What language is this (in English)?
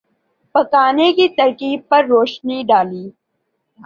Urdu